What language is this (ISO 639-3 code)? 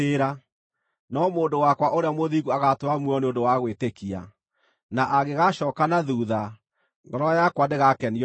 kik